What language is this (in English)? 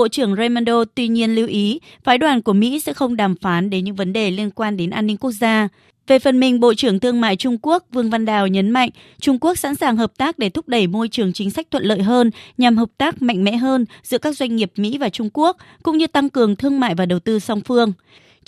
Vietnamese